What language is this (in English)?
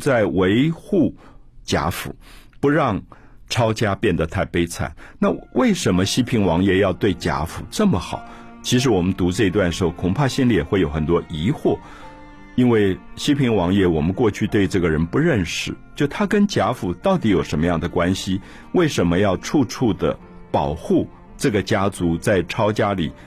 Chinese